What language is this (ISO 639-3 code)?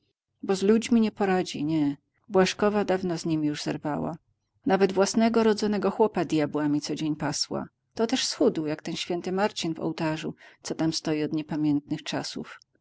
pol